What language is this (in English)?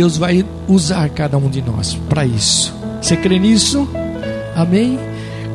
Portuguese